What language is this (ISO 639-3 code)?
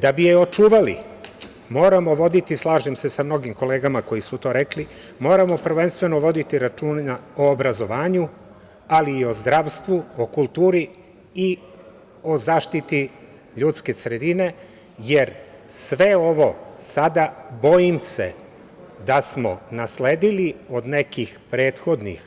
srp